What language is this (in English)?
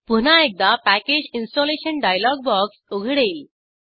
Marathi